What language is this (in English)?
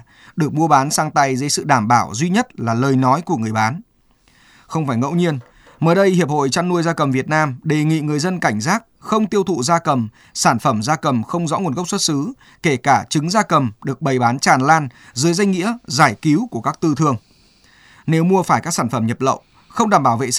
Vietnamese